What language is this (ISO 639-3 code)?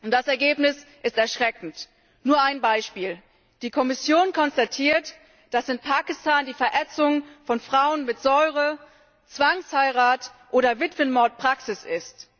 deu